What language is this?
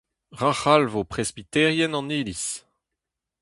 Breton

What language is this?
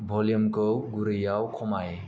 Bodo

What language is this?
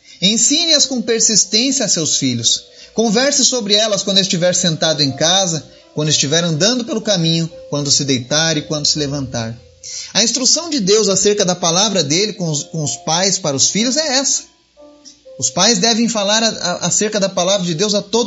Portuguese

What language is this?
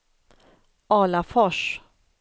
Swedish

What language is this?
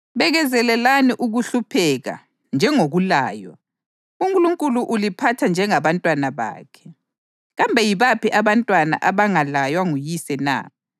North Ndebele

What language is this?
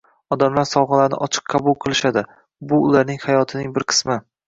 Uzbek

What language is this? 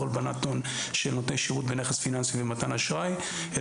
Hebrew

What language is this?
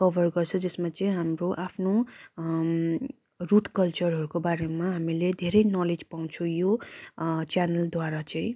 Nepali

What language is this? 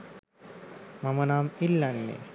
Sinhala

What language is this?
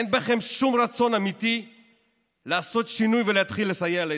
Hebrew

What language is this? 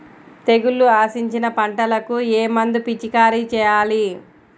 Telugu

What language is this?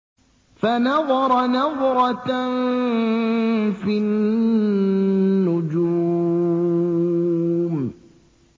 Arabic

